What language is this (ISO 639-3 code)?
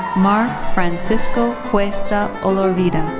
eng